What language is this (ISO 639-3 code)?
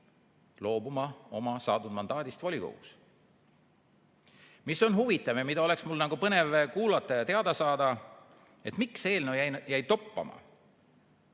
est